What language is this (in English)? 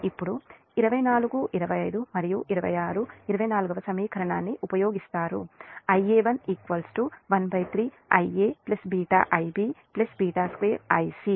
Telugu